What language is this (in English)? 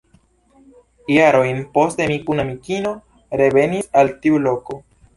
Esperanto